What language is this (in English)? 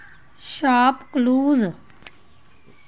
Dogri